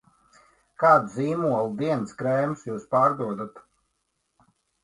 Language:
Latvian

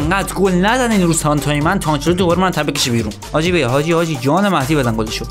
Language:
Persian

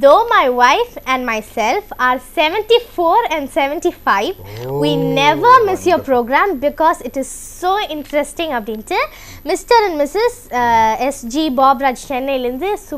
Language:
English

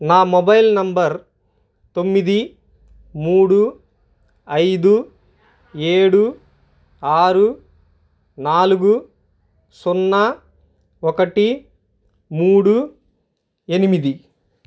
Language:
Telugu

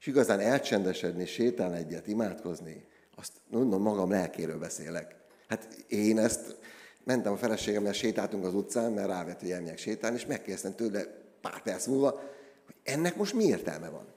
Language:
Hungarian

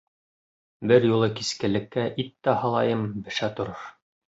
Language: Bashkir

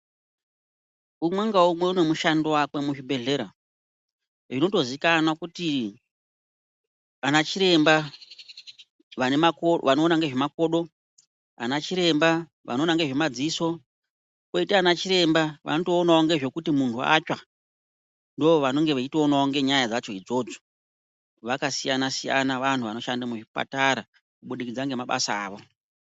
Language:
Ndau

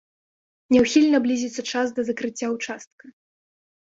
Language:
Belarusian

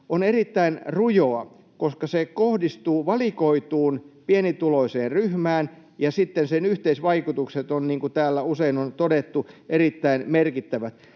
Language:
Finnish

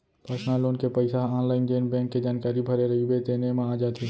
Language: Chhattisgarhi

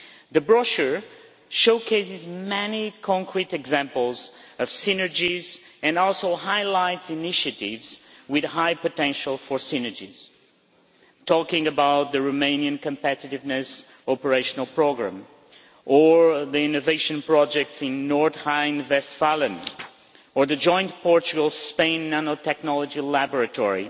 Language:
English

